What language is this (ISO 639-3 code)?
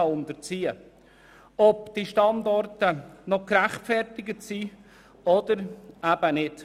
gsw